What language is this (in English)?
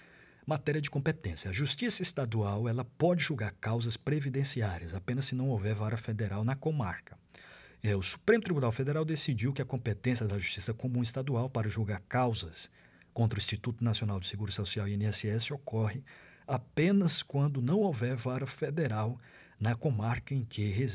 Portuguese